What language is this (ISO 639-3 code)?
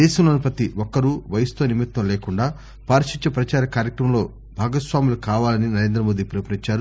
tel